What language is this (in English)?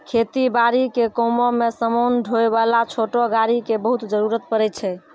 Maithili